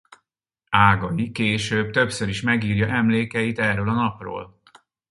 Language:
Hungarian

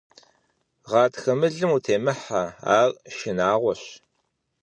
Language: Kabardian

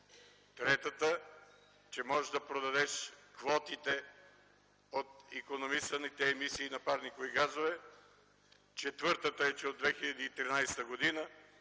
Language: Bulgarian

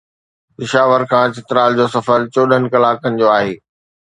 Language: Sindhi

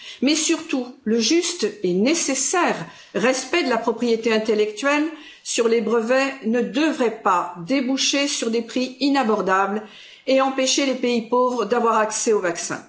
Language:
French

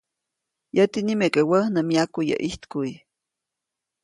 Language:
Copainalá Zoque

